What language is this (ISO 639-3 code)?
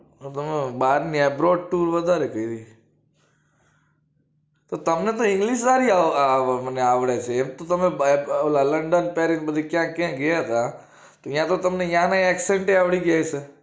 guj